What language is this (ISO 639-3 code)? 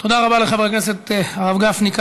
heb